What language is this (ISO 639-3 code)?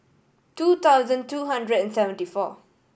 eng